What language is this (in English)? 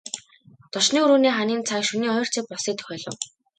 Mongolian